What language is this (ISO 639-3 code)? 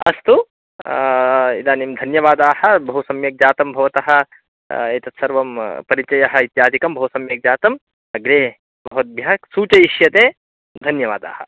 san